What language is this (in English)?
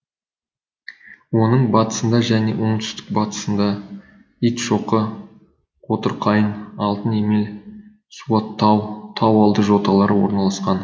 Kazakh